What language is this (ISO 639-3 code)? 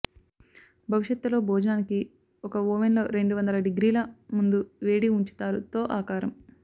tel